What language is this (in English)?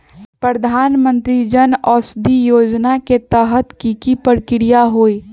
Magahi